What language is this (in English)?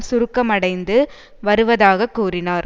Tamil